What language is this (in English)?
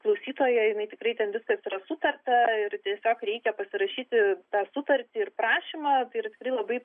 Lithuanian